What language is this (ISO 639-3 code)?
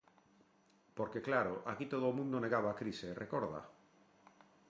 glg